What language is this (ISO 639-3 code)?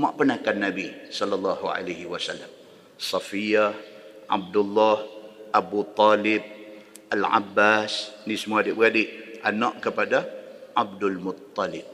msa